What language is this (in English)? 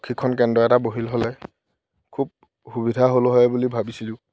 Assamese